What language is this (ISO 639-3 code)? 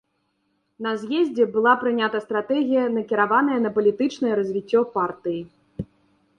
bel